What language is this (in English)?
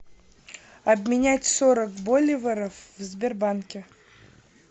Russian